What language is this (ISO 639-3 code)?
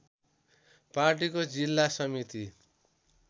nep